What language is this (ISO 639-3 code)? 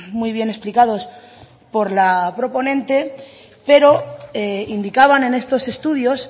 spa